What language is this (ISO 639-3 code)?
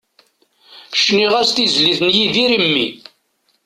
kab